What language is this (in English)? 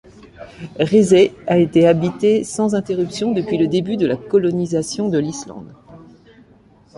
French